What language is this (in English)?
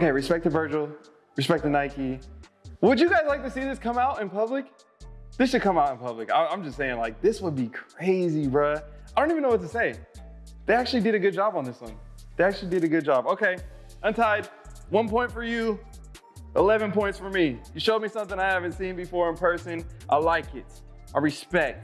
English